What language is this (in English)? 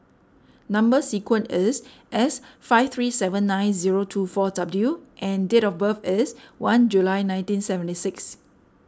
English